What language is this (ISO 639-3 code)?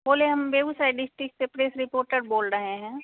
hin